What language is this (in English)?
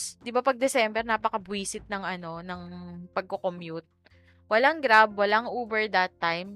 Filipino